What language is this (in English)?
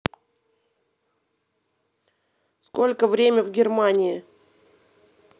Russian